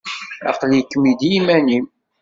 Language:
Kabyle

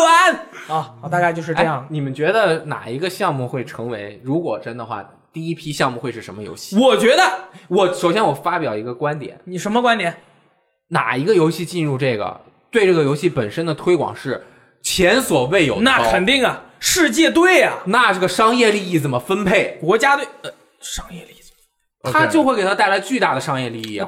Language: Chinese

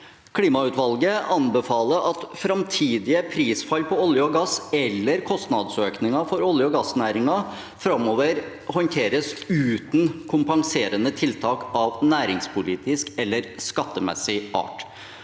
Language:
Norwegian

